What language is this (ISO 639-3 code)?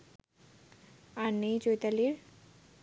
ben